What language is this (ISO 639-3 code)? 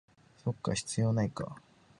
jpn